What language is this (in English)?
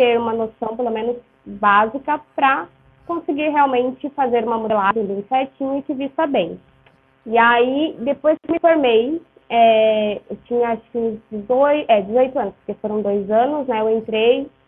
Portuguese